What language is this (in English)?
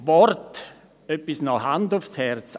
Swiss German